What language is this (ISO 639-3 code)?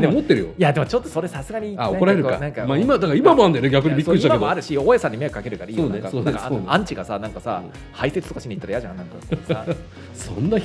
jpn